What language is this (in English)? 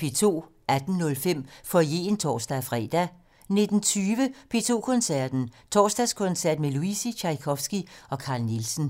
Danish